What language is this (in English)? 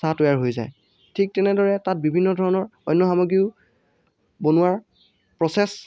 Assamese